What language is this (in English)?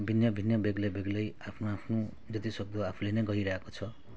Nepali